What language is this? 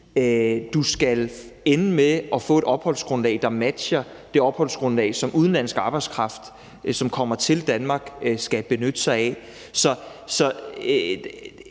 Danish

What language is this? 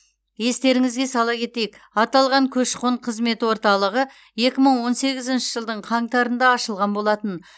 Kazakh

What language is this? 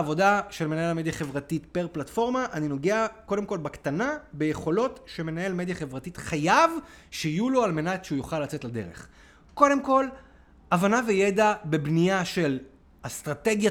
Hebrew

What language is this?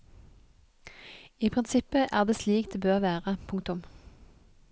Norwegian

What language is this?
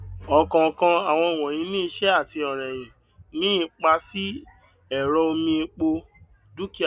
Yoruba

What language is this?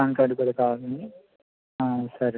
Telugu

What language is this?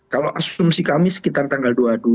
Indonesian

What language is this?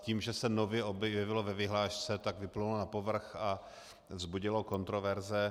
Czech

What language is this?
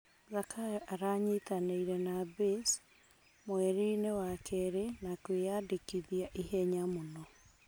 Kikuyu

